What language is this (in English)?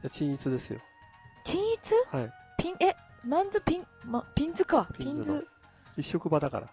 Japanese